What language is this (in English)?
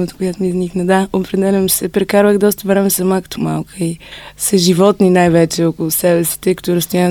Bulgarian